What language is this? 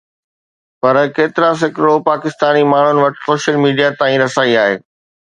Sindhi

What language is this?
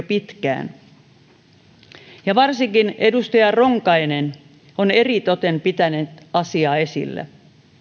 Finnish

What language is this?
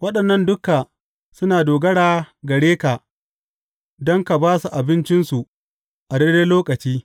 Hausa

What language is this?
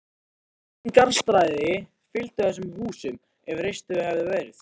Icelandic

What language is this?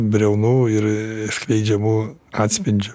Lithuanian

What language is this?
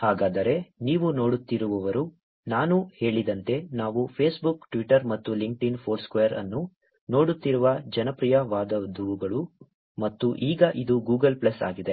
Kannada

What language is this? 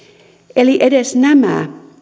Finnish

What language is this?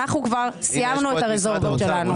Hebrew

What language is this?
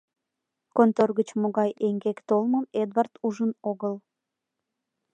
Mari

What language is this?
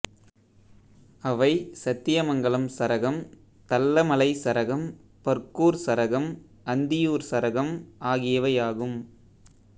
Tamil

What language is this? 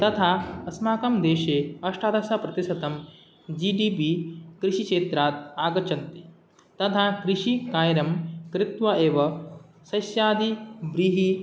Sanskrit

